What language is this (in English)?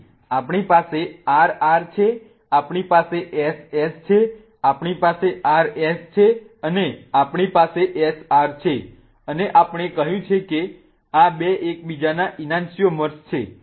Gujarati